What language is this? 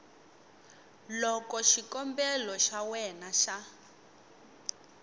Tsonga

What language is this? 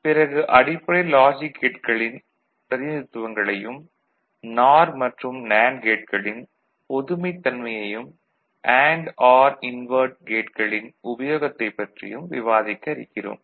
Tamil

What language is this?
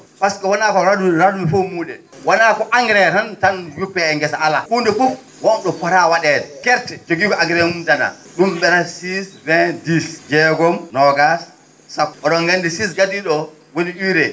Fula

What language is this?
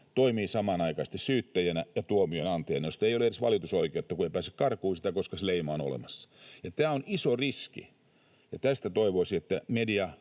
Finnish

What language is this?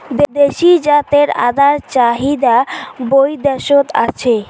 Bangla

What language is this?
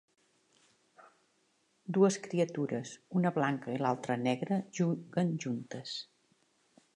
Catalan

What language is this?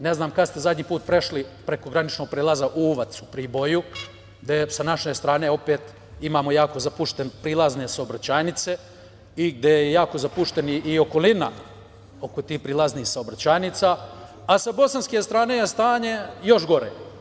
Serbian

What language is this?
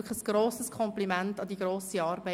Swiss German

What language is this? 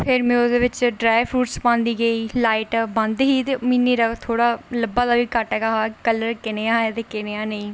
Dogri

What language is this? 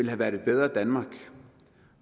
Danish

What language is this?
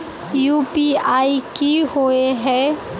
Magahi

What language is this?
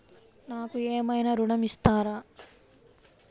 Telugu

